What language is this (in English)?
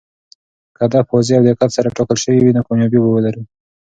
Pashto